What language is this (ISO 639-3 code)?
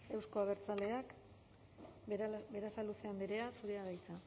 eus